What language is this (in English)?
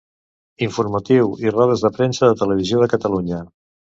Catalan